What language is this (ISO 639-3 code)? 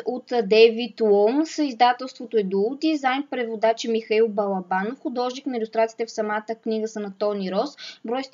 bul